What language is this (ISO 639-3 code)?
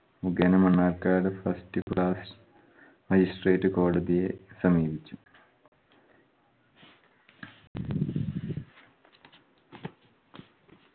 mal